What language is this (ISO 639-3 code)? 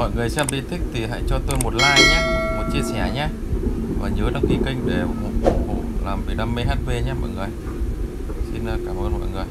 vie